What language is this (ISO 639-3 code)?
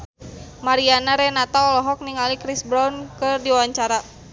sun